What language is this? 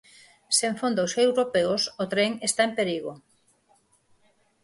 Galician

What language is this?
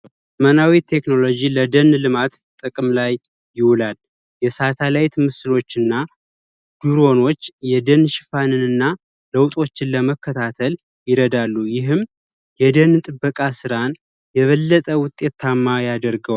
Amharic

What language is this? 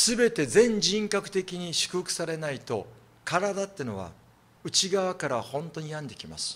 Japanese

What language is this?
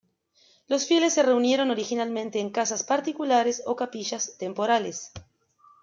Spanish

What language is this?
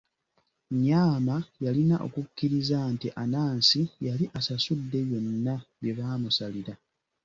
Ganda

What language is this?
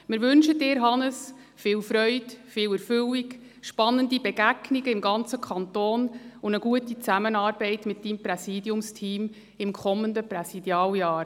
Swiss German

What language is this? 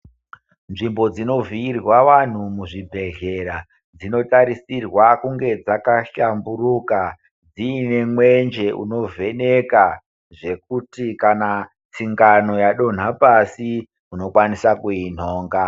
Ndau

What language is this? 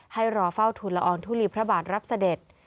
Thai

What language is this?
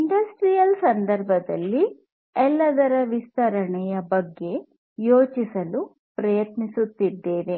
Kannada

